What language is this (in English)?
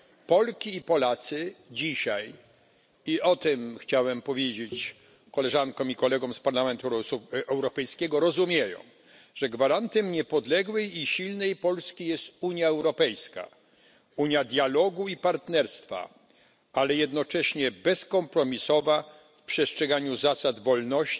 Polish